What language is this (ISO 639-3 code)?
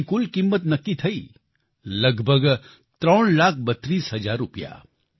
guj